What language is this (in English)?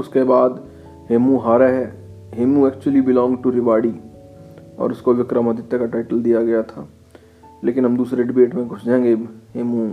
Hindi